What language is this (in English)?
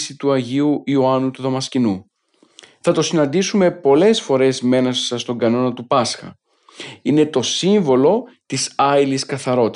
Greek